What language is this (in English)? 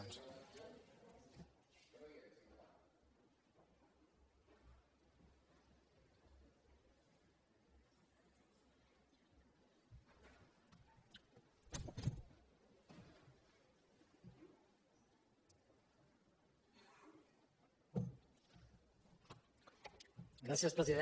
Catalan